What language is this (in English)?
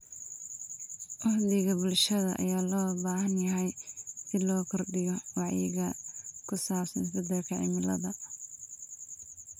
Somali